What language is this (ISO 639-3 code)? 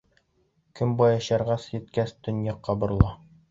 bak